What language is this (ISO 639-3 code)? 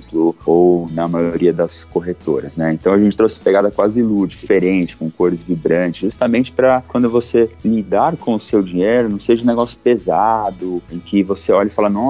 por